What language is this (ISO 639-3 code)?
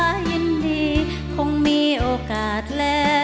tha